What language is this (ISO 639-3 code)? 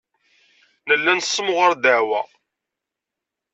kab